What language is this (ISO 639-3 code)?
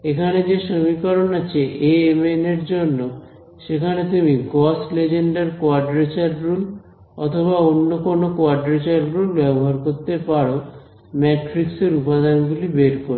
ben